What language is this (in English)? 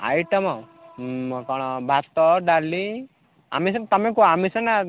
Odia